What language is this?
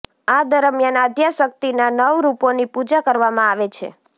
Gujarati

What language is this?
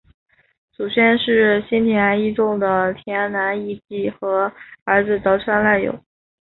Chinese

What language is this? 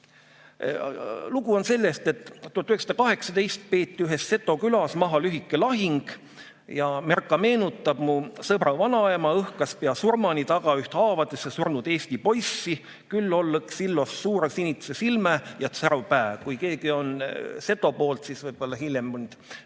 Estonian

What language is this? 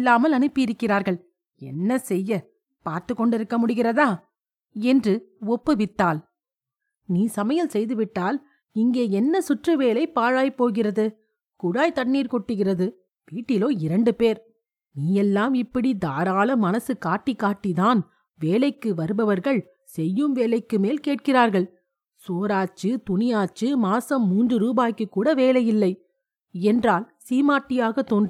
Tamil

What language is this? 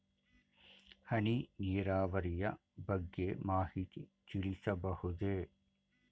Kannada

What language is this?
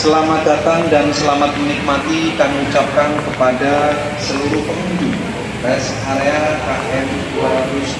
Indonesian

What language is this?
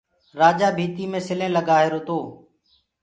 Gurgula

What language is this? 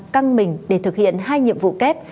Vietnamese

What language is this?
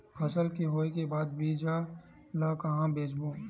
Chhattisgarhi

